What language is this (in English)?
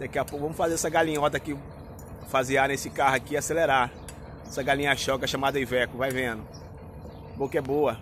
Portuguese